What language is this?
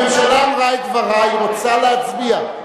Hebrew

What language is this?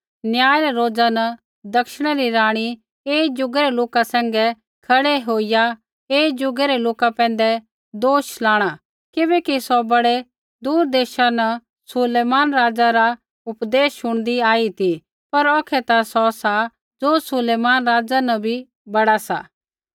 Kullu Pahari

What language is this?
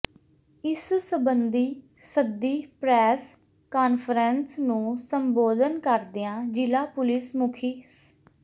Punjabi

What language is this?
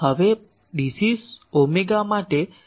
Gujarati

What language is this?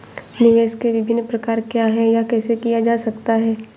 Hindi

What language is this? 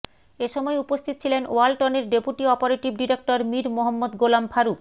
Bangla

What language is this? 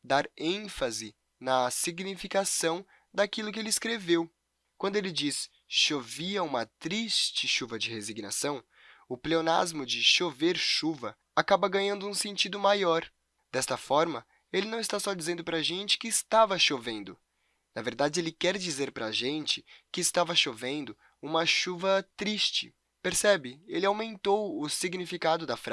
Portuguese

